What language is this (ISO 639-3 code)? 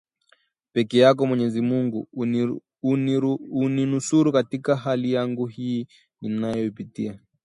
swa